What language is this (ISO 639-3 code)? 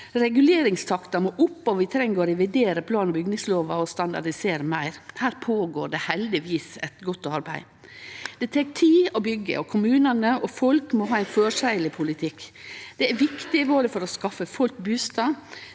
nor